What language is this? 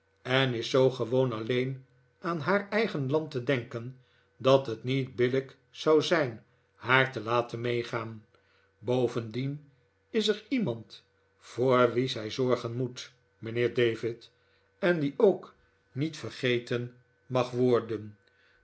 Dutch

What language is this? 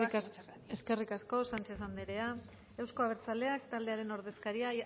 Basque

